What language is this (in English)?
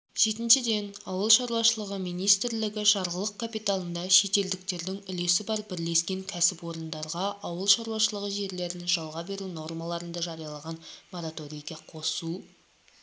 Kazakh